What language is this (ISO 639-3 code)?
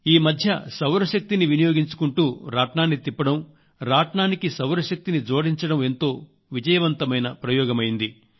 tel